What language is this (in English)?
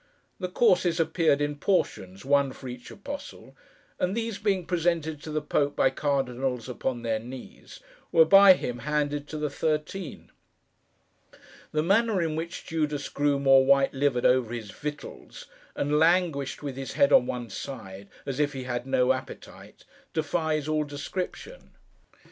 English